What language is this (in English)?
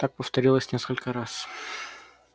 Russian